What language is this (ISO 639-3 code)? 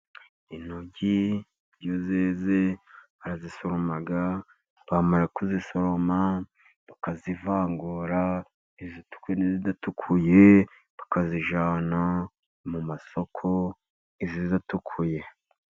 kin